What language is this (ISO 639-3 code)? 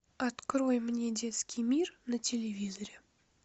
rus